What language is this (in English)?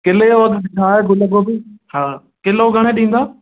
Sindhi